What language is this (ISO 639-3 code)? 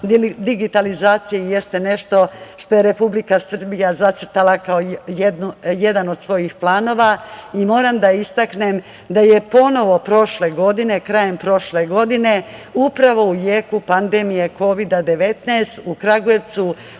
srp